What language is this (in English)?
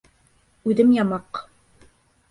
Bashkir